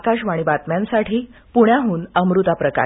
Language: Marathi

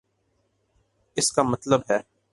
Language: Urdu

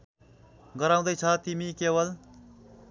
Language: Nepali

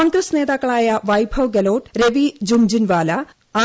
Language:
Malayalam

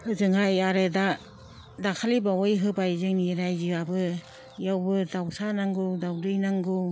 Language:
Bodo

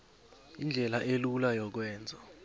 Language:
South Ndebele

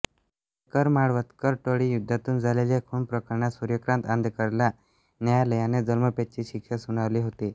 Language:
Marathi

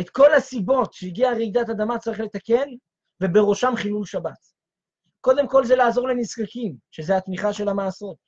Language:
Hebrew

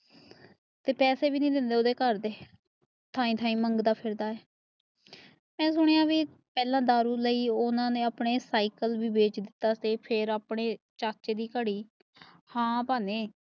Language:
Punjabi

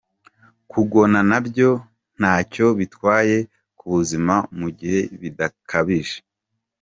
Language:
Kinyarwanda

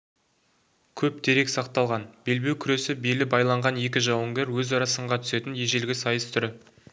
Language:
Kazakh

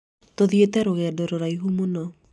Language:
Kikuyu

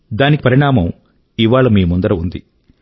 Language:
Telugu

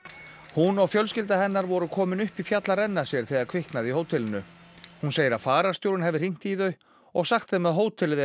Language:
Icelandic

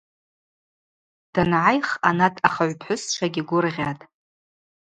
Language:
Abaza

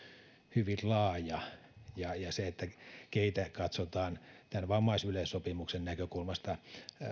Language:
Finnish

